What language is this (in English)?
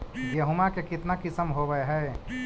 Magahi